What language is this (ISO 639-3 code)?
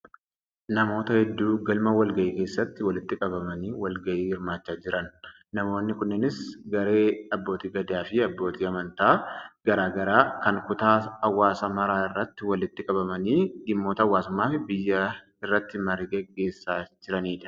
orm